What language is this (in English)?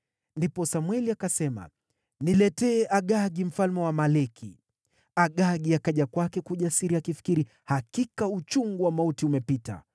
Swahili